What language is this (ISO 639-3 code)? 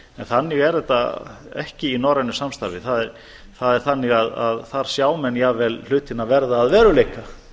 isl